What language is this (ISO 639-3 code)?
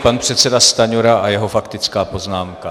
ces